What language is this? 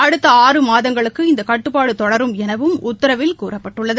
Tamil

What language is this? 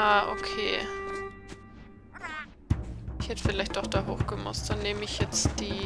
German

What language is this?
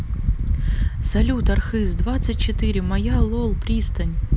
Russian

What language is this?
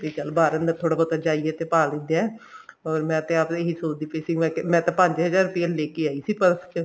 Punjabi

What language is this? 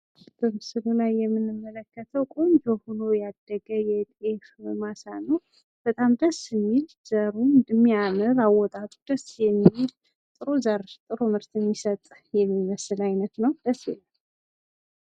Amharic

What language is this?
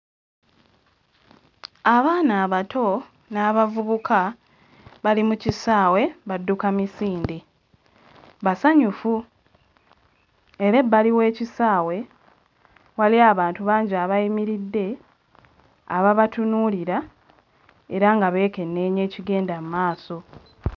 Ganda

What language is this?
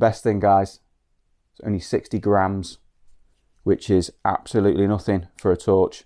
English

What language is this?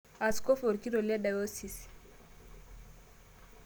Masai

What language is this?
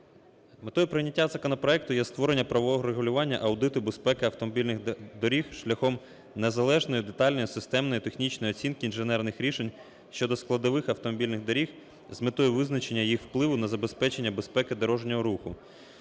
Ukrainian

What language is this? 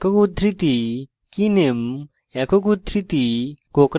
Bangla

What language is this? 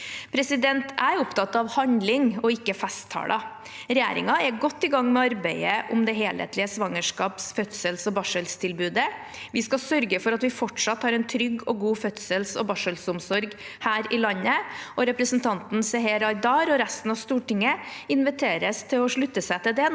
Norwegian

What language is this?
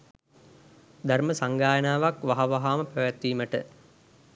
Sinhala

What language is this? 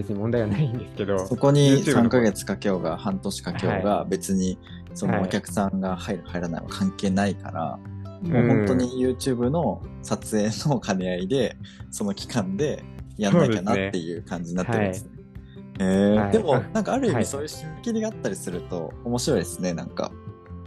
Japanese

